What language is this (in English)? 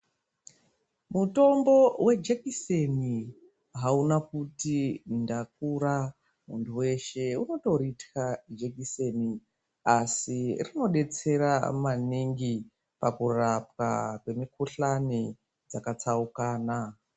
Ndau